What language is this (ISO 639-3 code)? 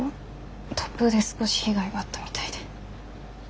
jpn